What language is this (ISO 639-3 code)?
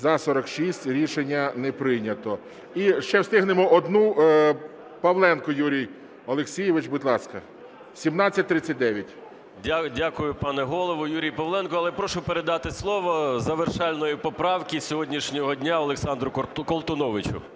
ukr